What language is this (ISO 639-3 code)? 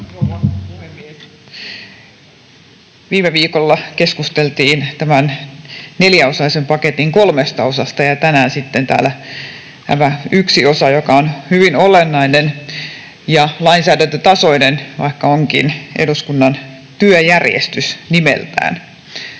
fin